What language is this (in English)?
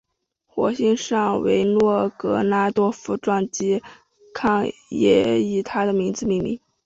Chinese